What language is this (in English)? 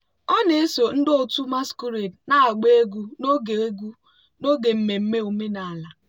Igbo